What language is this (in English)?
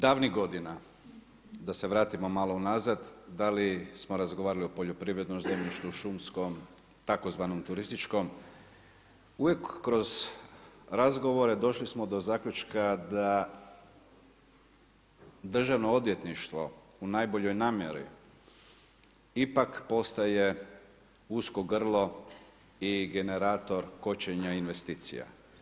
Croatian